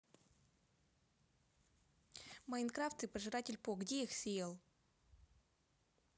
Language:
Russian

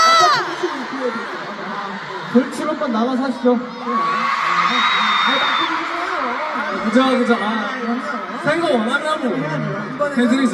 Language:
Korean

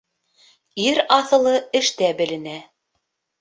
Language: Bashkir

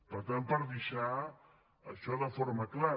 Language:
Catalan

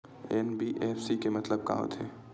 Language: Chhattisgarhi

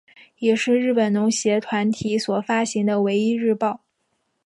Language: Chinese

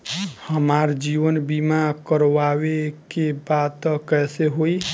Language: Bhojpuri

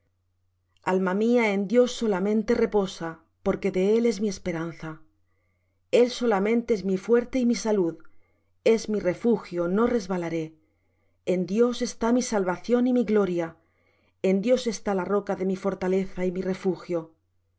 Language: Spanish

